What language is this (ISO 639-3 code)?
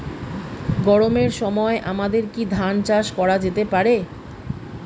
ben